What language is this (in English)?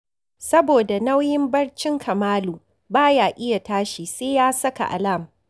Hausa